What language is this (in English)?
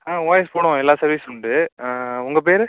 Tamil